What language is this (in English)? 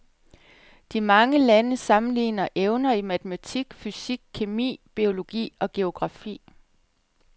Danish